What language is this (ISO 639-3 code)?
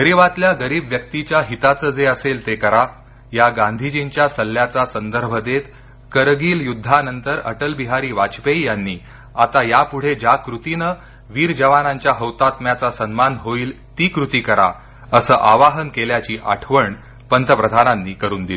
mar